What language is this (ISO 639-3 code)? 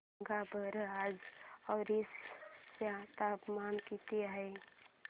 mar